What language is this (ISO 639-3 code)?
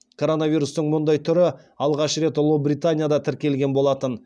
kaz